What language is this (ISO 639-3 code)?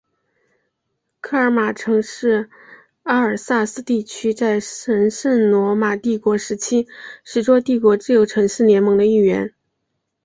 zho